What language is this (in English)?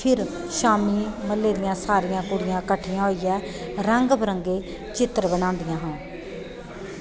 Dogri